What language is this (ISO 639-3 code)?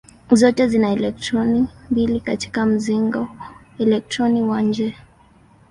swa